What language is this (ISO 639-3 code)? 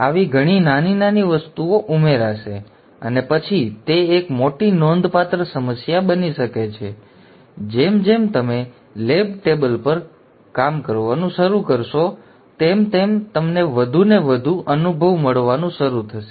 guj